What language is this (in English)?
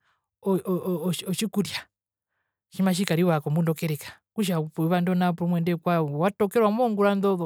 Herero